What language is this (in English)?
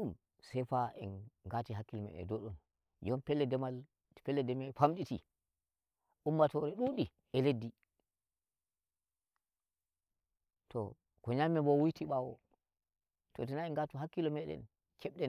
Nigerian Fulfulde